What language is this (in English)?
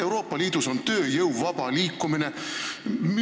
Estonian